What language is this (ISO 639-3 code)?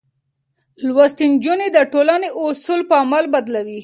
pus